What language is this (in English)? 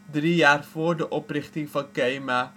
Dutch